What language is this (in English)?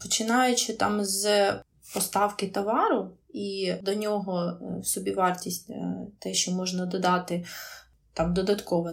Ukrainian